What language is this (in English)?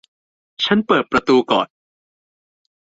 Thai